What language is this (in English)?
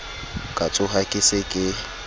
Southern Sotho